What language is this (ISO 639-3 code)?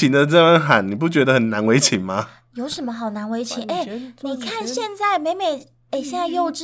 zho